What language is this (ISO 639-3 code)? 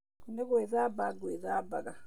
kik